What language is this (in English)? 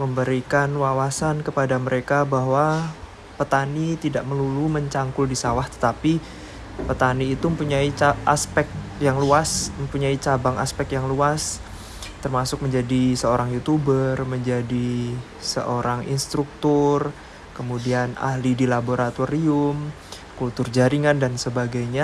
Indonesian